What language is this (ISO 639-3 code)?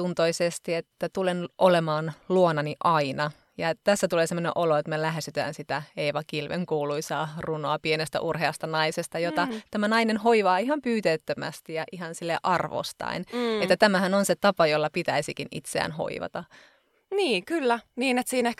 fin